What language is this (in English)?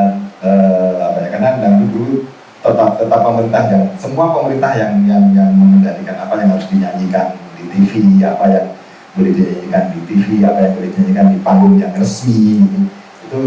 Indonesian